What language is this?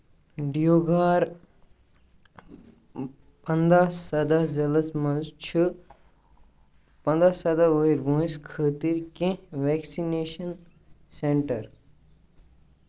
Kashmiri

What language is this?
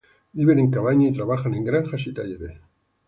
Spanish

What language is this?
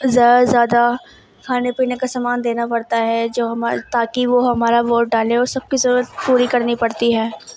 Urdu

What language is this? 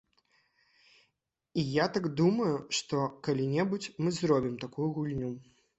Belarusian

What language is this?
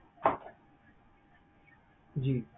Punjabi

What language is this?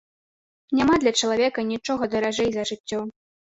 Belarusian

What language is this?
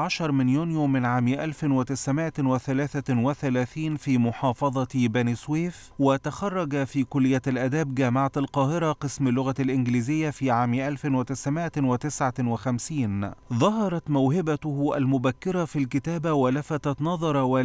Arabic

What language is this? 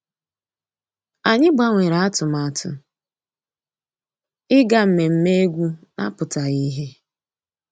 Igbo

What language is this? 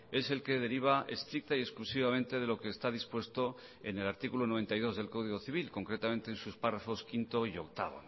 Spanish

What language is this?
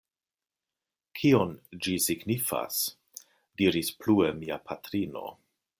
Esperanto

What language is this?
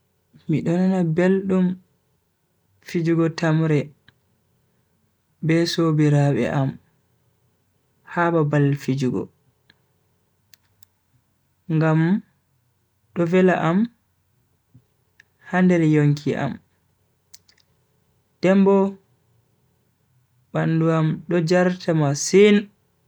Bagirmi Fulfulde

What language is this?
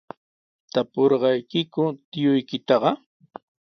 Sihuas Ancash Quechua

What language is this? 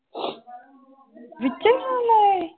Punjabi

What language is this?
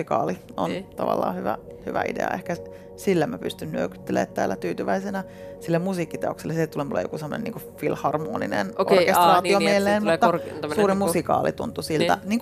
Finnish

